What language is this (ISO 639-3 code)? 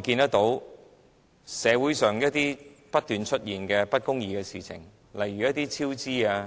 yue